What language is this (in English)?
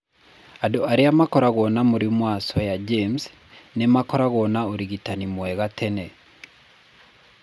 Kikuyu